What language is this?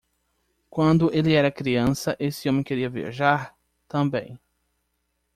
Portuguese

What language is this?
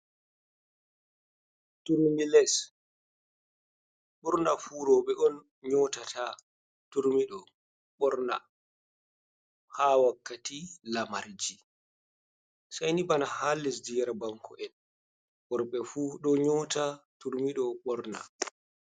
Fula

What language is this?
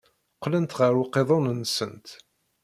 Kabyle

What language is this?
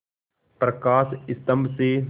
Hindi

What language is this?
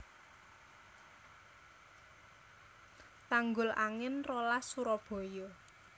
Javanese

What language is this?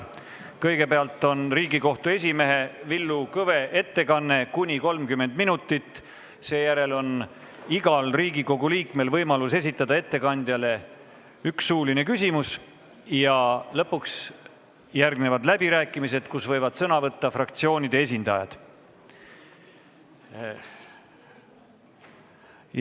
Estonian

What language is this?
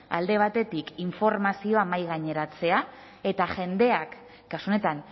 Basque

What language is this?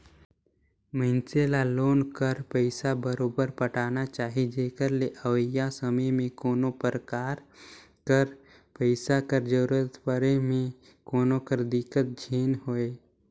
Chhattisgarhi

